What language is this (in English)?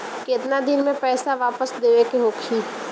Bhojpuri